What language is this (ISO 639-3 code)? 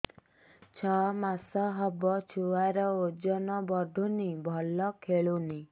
ori